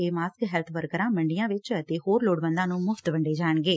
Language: Punjabi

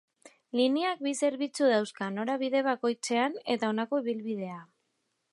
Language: Basque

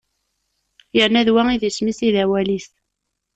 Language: Kabyle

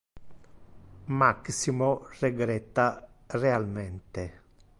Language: Interlingua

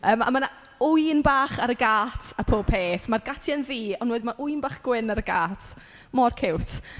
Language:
Welsh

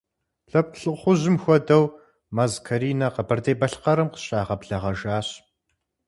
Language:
Kabardian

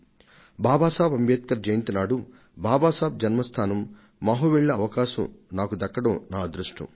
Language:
Telugu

